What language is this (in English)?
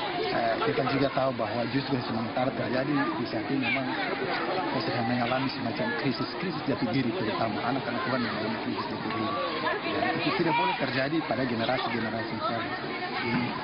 Indonesian